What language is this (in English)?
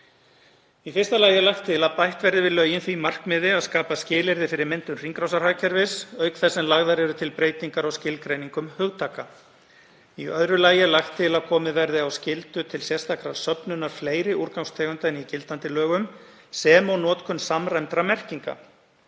Icelandic